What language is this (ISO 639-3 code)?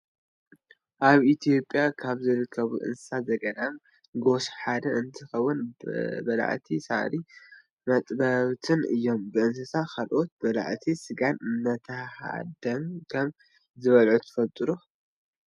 tir